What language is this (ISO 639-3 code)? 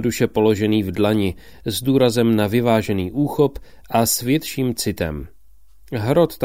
ces